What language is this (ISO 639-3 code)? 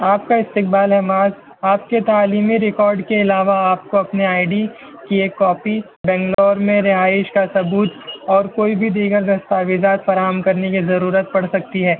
urd